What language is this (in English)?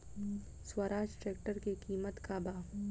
Bhojpuri